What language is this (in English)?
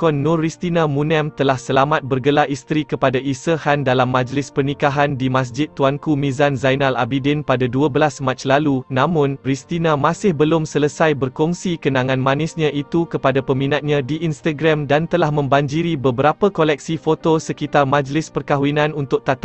Malay